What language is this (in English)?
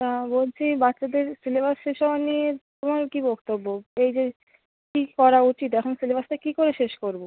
Bangla